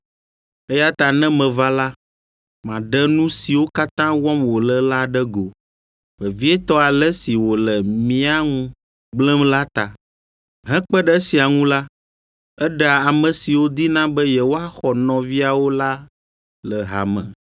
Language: Ewe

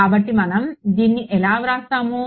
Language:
Telugu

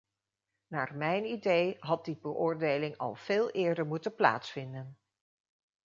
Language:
Dutch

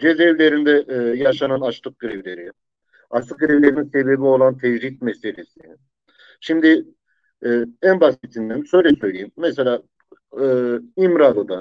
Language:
Turkish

